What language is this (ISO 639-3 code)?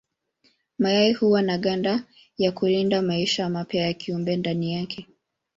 swa